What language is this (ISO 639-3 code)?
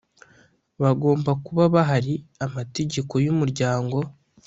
kin